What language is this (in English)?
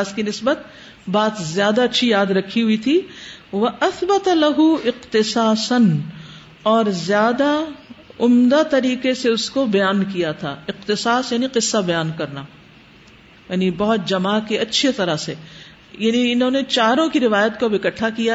Urdu